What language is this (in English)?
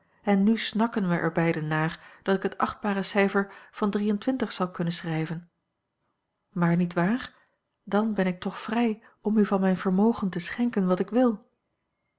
Dutch